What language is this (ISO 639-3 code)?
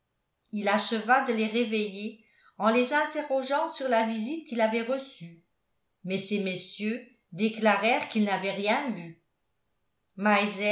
fra